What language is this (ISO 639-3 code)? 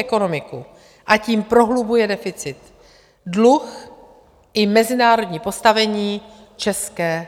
ces